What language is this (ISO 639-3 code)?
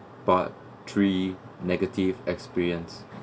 eng